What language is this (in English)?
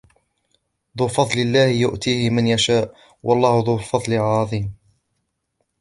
Arabic